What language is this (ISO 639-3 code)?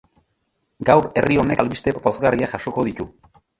eus